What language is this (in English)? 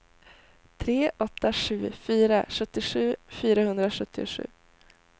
Swedish